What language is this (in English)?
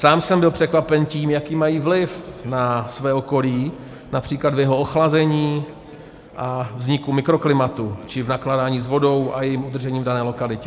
Czech